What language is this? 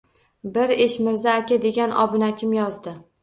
Uzbek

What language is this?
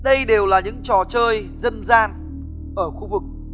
Vietnamese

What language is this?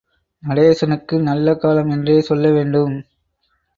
Tamil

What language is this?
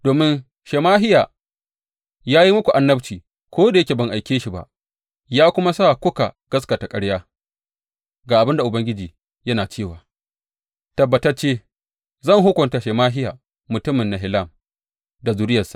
Hausa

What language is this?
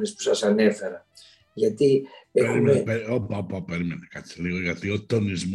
Greek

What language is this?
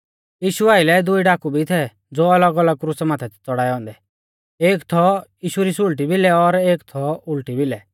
Mahasu Pahari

